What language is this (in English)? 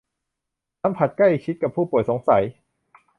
Thai